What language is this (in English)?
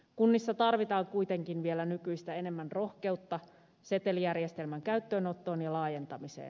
Finnish